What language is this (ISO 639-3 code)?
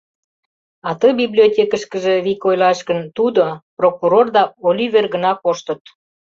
chm